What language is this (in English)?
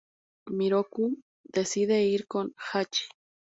Spanish